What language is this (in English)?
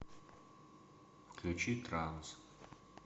Russian